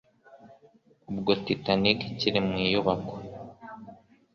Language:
Kinyarwanda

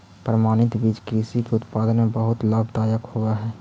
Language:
Magahi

